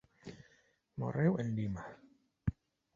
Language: Galician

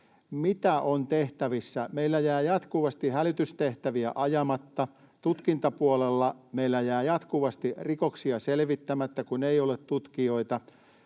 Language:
Finnish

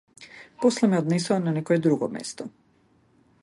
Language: Macedonian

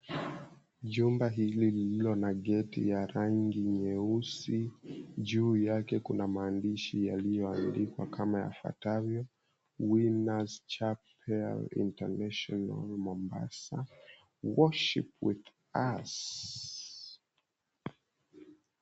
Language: Swahili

